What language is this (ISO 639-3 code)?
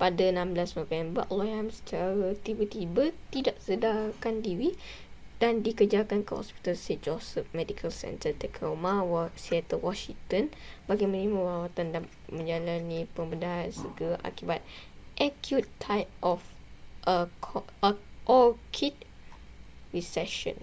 msa